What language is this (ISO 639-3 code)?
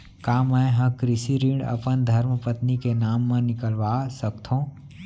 hne